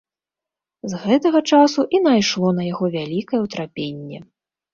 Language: Belarusian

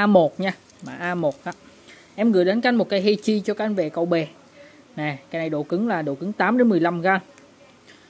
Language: Vietnamese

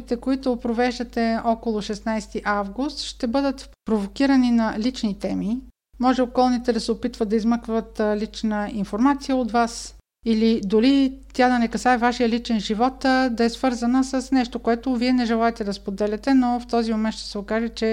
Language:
Bulgarian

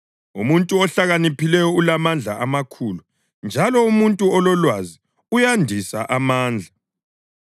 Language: North Ndebele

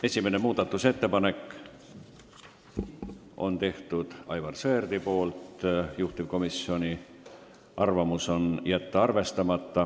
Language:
Estonian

